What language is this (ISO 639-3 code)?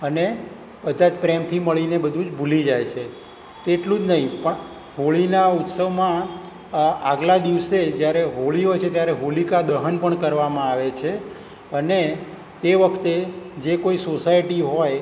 guj